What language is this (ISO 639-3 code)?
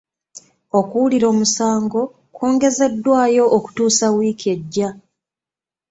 lug